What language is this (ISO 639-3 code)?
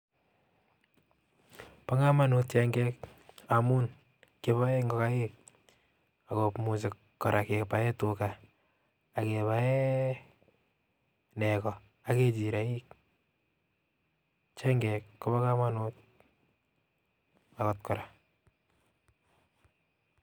kln